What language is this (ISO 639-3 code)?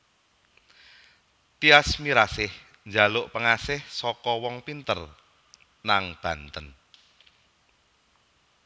jav